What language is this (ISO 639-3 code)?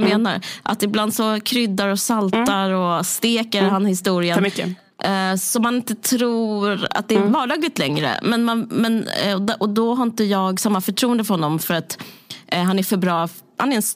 swe